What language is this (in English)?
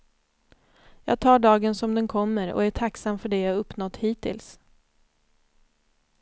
Swedish